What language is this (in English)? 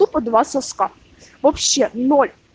Russian